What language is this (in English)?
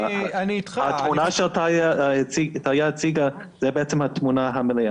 Hebrew